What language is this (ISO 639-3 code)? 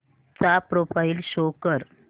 mar